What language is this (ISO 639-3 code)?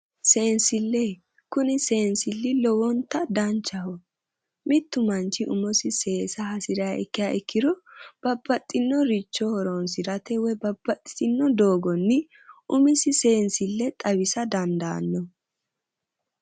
sid